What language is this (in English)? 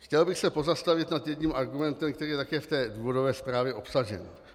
Czech